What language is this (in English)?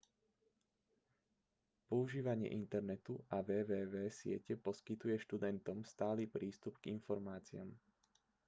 Slovak